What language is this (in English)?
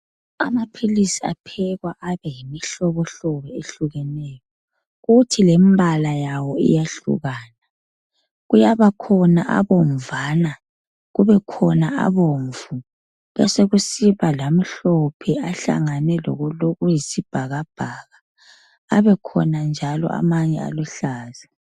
North Ndebele